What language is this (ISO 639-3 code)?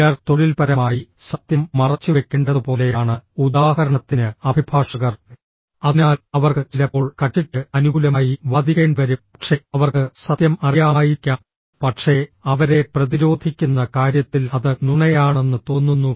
mal